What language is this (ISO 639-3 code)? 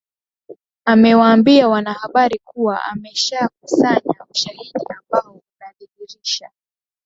swa